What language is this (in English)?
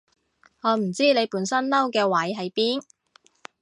Cantonese